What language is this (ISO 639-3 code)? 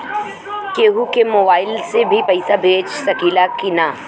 bho